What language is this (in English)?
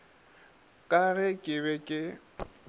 Northern Sotho